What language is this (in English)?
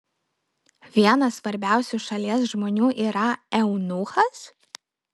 Lithuanian